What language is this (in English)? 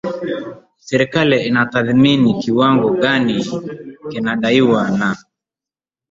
Swahili